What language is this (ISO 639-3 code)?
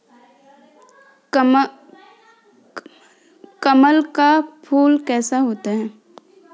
hin